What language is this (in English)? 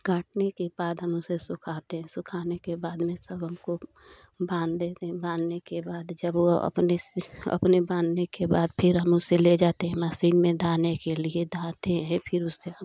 Hindi